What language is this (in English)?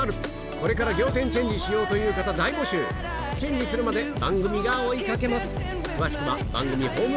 Japanese